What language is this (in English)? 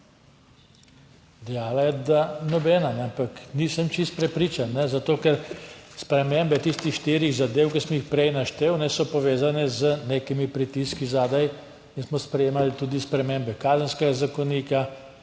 Slovenian